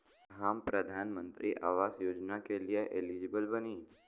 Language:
Bhojpuri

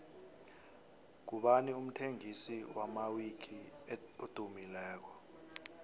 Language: South Ndebele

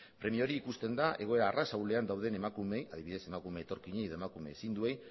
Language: Basque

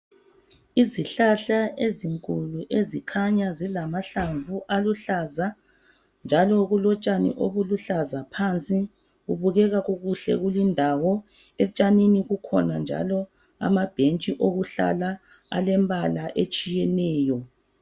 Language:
North Ndebele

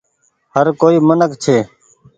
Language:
Goaria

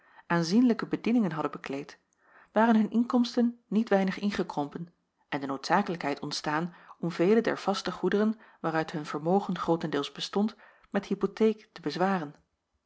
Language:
Dutch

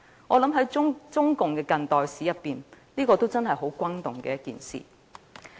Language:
Cantonese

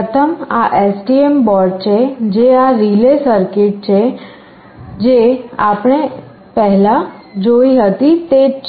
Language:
Gujarati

